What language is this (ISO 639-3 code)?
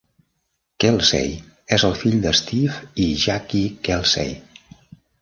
cat